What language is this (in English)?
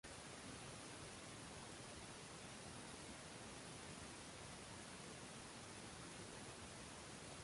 Uzbek